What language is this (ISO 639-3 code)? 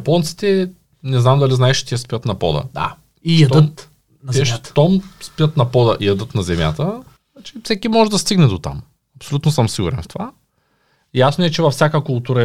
bul